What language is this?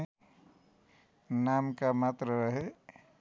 Nepali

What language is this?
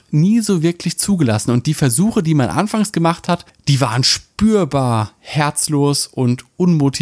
German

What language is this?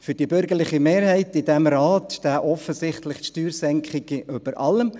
Swiss German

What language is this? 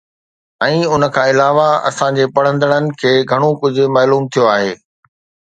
Sindhi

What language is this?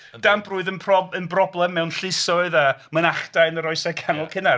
Welsh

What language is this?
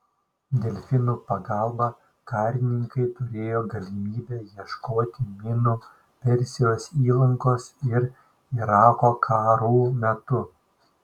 Lithuanian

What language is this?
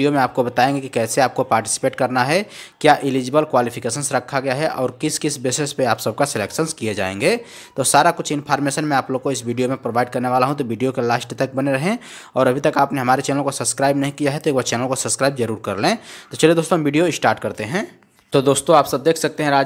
Hindi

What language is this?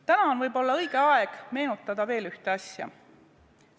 Estonian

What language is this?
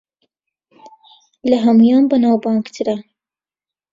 Central Kurdish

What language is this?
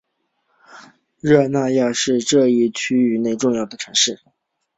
Chinese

